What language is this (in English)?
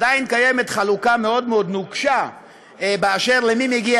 Hebrew